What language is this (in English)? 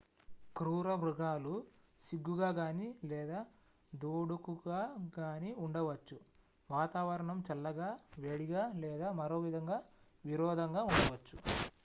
Telugu